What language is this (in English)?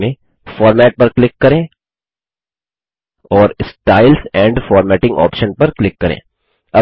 Hindi